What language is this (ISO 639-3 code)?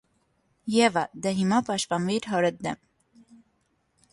hye